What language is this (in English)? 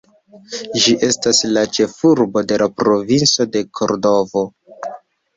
Esperanto